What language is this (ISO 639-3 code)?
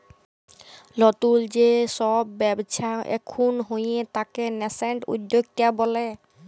ben